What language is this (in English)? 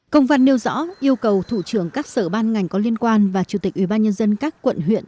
Vietnamese